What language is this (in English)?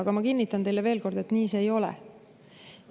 Estonian